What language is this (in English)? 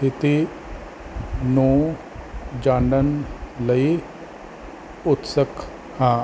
Punjabi